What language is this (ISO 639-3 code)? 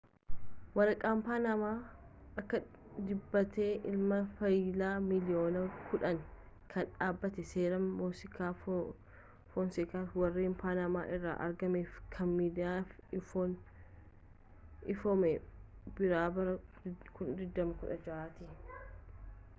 orm